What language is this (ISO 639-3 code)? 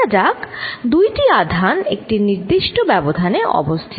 ben